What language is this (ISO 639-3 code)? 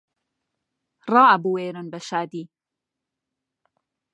ckb